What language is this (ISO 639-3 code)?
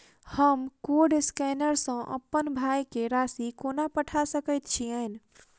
mai